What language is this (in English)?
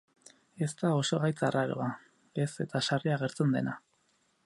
Basque